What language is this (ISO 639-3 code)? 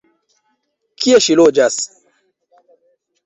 epo